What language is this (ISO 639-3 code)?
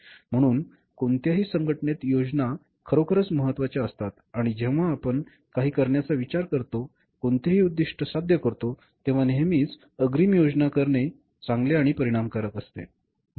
mar